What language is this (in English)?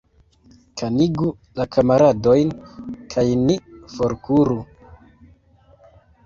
Esperanto